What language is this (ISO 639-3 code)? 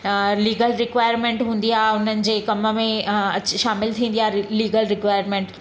snd